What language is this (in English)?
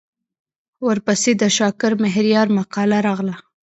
Pashto